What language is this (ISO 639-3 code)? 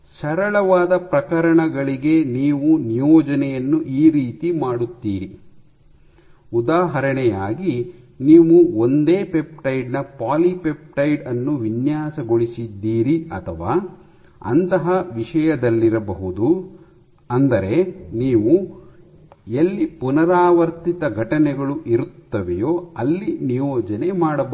kan